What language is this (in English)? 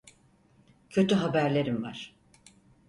Turkish